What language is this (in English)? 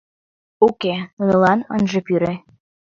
Mari